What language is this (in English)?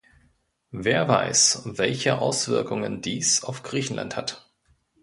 German